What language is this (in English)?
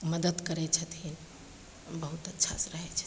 Maithili